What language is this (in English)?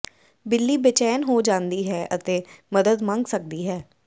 Punjabi